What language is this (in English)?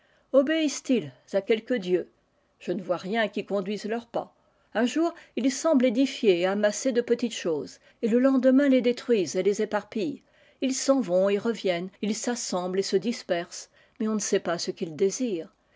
French